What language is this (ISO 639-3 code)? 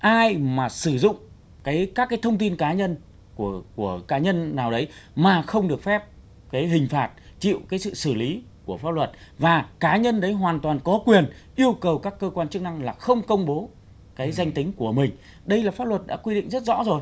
vie